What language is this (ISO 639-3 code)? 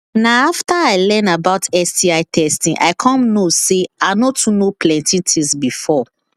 pcm